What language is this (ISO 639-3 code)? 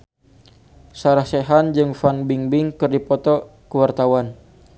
sun